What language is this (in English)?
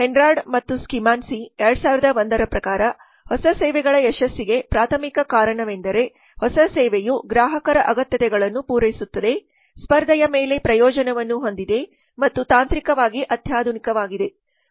Kannada